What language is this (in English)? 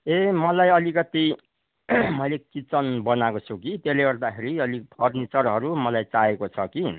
Nepali